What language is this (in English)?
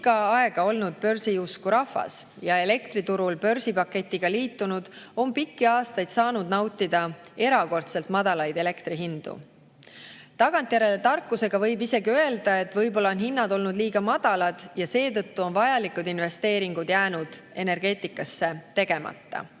Estonian